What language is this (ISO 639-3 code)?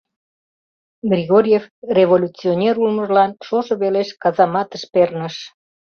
chm